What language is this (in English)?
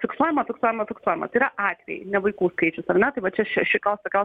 Lithuanian